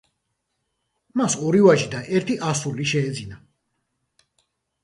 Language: Georgian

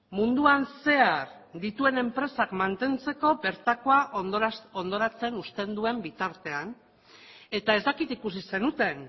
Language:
Basque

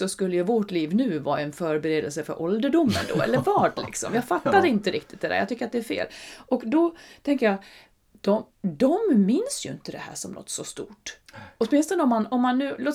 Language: Swedish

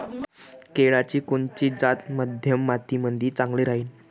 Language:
Marathi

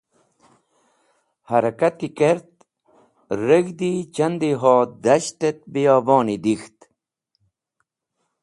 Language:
Wakhi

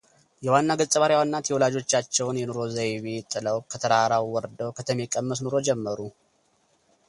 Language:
Amharic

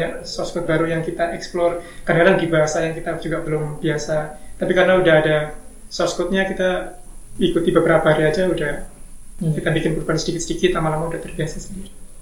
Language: Indonesian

